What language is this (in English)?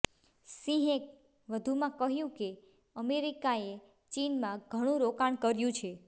Gujarati